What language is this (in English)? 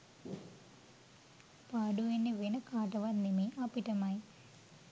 Sinhala